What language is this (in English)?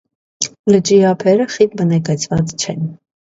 Armenian